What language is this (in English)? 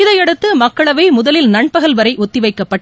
Tamil